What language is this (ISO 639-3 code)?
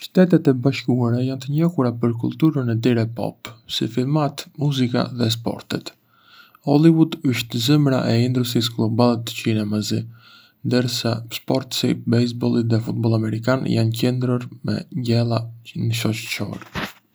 aae